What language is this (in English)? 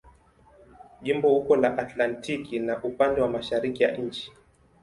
Swahili